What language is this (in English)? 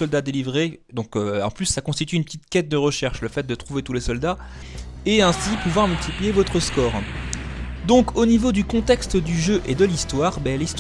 French